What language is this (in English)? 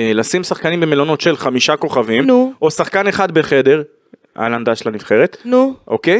Hebrew